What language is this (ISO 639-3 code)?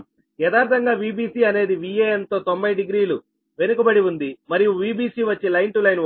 tel